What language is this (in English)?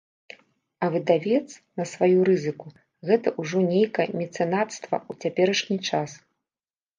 Belarusian